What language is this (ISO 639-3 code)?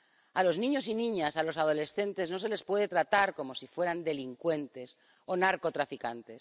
spa